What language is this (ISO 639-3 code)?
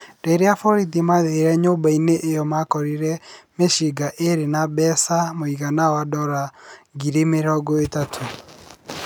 kik